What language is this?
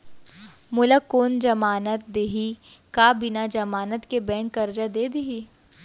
Chhattisgarhi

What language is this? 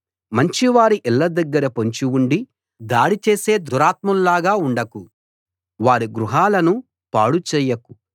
Telugu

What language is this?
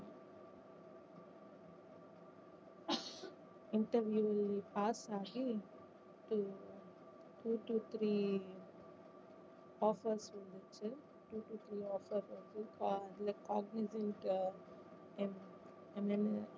Tamil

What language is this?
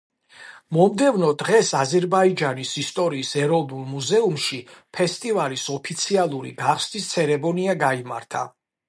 Georgian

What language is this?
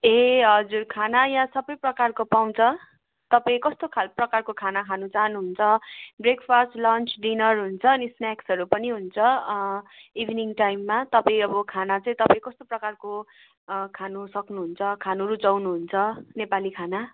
Nepali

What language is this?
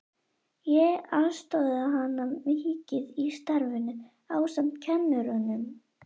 Icelandic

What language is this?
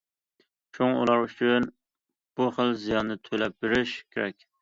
Uyghur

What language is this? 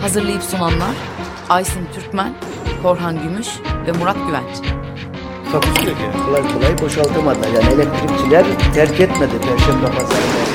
Turkish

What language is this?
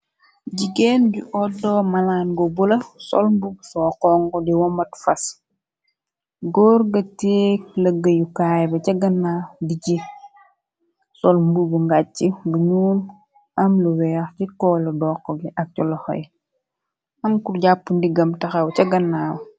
Wolof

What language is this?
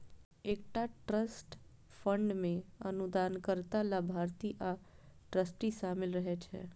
Maithili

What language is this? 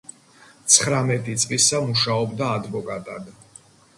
Georgian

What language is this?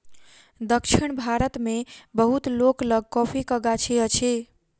Maithili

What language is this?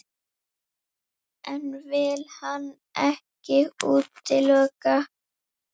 Icelandic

